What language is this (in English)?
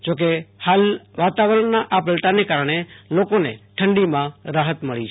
Gujarati